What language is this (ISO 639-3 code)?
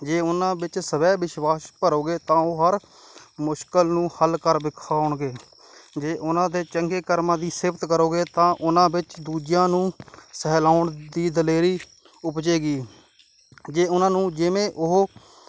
pan